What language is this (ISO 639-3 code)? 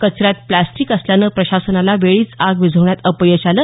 mar